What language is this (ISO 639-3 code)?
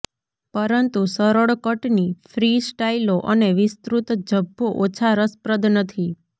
guj